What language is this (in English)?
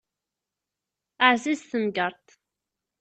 Kabyle